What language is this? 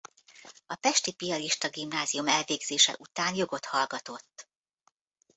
Hungarian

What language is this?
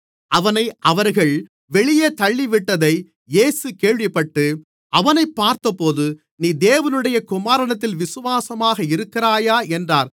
Tamil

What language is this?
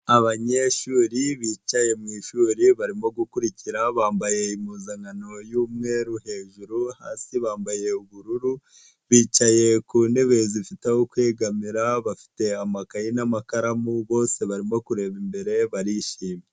Kinyarwanda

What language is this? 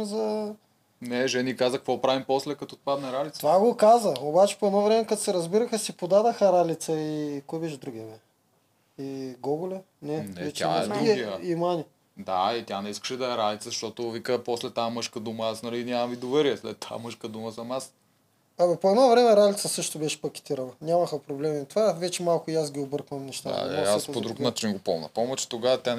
Bulgarian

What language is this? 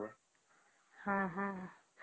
Odia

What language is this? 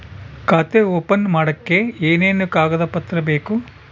Kannada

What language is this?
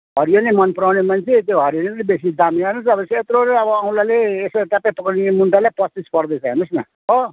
Nepali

